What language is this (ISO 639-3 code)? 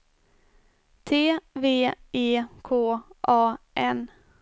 swe